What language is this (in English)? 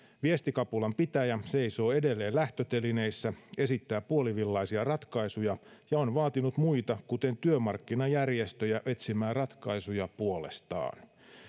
Finnish